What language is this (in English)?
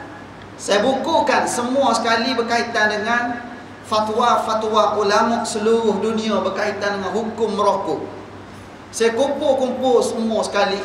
Malay